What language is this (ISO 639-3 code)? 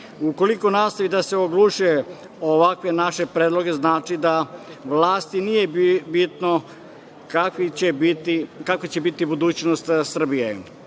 srp